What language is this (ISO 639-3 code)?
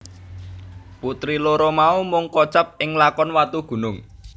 jav